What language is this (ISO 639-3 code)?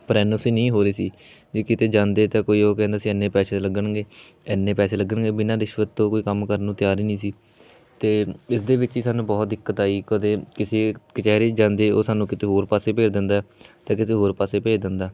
pan